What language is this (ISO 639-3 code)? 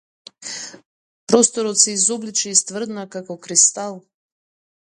mkd